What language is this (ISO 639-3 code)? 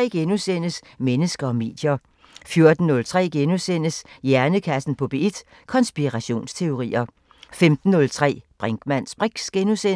dan